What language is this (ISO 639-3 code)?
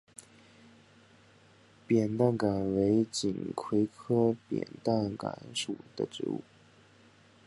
zho